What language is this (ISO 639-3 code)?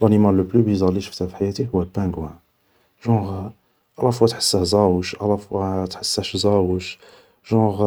arq